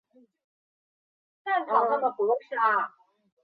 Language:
Chinese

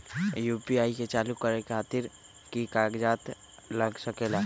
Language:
Magahi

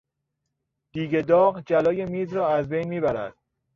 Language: Persian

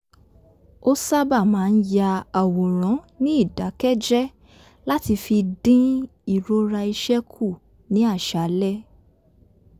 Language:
Yoruba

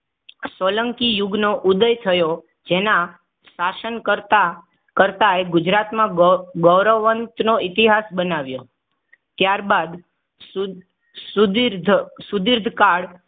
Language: Gujarati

